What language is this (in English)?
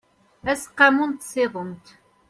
Kabyle